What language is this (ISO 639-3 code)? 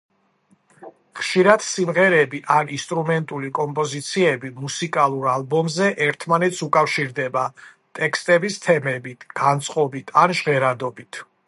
kat